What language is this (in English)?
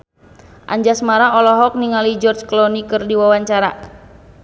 Sundanese